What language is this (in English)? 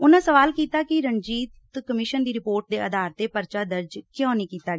Punjabi